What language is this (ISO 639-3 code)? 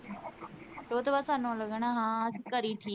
pan